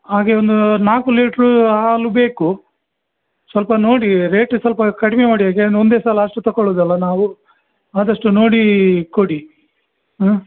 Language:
Kannada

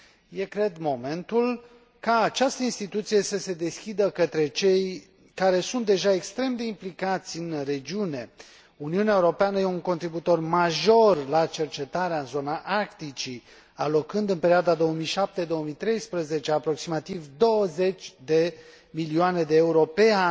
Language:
Romanian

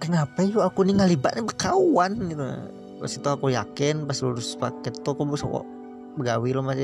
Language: Indonesian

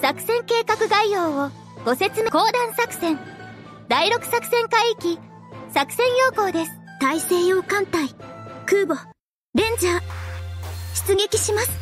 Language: Japanese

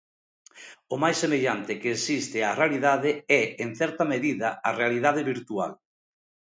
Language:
Galician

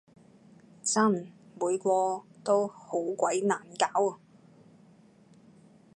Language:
Cantonese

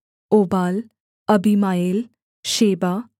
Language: Hindi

